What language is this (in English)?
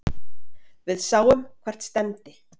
Icelandic